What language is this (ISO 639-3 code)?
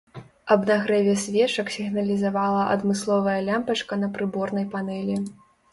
bel